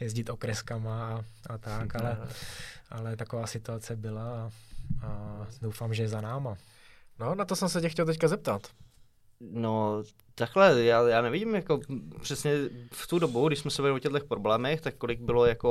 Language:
Czech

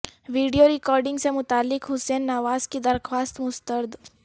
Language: Urdu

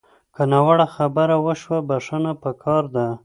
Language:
Pashto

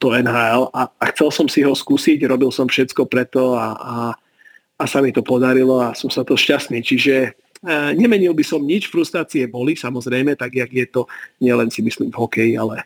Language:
Slovak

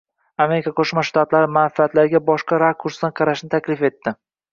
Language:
Uzbek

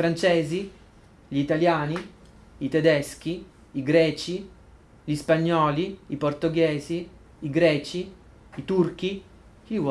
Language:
Italian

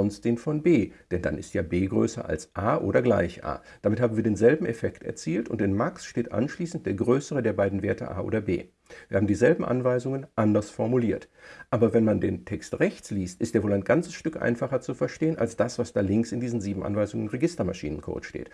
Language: German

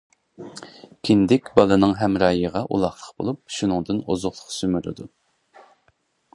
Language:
Uyghur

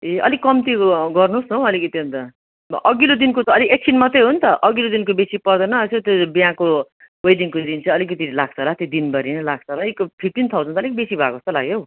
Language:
Nepali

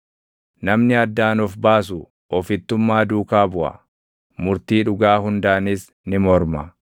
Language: Oromo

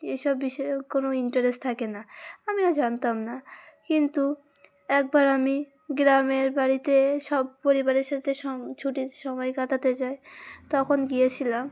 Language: Bangla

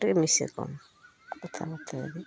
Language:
Odia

